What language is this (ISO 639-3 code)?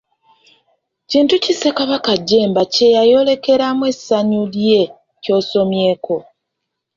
lug